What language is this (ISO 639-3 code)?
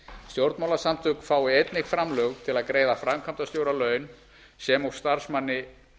isl